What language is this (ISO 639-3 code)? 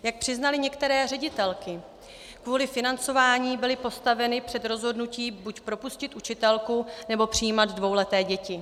ces